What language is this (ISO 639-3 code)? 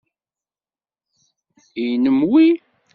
kab